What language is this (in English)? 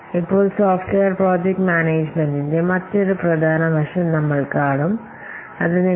Malayalam